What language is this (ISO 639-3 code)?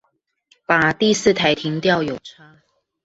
zho